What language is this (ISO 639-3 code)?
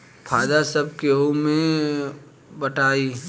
bho